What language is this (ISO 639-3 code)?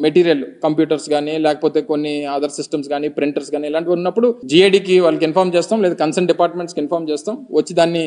tel